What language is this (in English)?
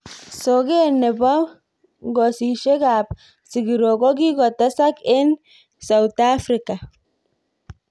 Kalenjin